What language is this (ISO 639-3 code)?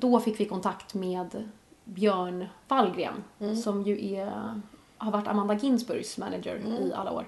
swe